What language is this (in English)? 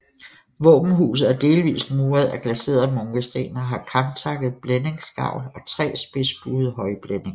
Danish